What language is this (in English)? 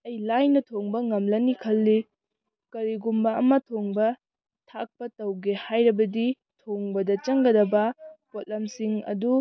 Manipuri